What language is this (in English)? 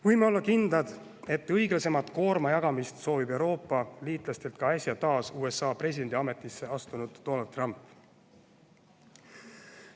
Estonian